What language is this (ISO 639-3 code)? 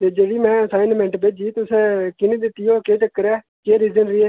doi